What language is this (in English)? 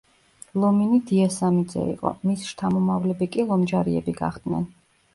Georgian